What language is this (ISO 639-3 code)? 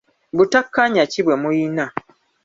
lug